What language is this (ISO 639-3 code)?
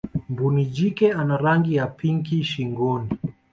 swa